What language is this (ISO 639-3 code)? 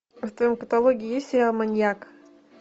rus